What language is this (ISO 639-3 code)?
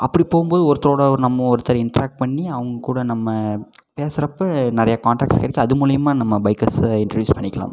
tam